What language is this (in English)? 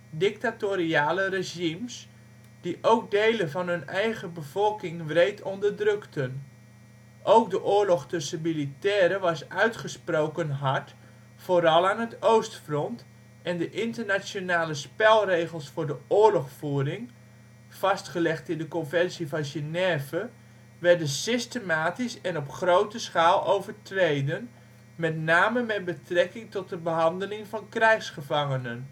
Dutch